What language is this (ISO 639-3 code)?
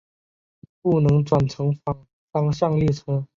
zho